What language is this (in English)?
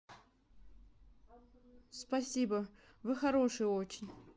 Russian